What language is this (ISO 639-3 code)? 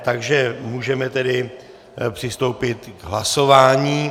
ces